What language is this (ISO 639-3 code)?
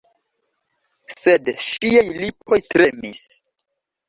epo